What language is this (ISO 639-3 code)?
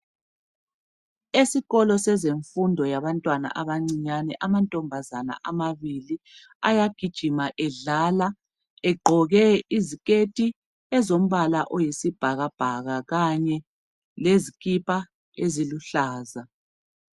nde